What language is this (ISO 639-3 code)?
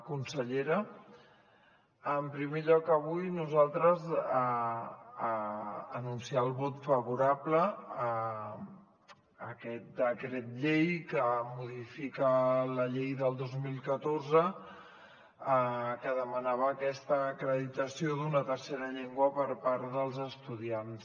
cat